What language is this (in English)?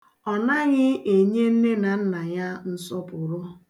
Igbo